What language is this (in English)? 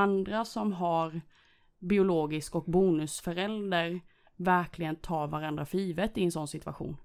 Swedish